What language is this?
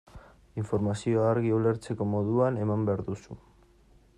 Basque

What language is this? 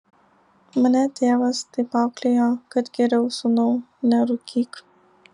Lithuanian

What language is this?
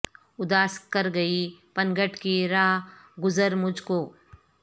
Urdu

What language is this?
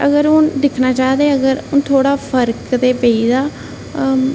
Dogri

